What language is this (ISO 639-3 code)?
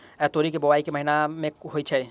mai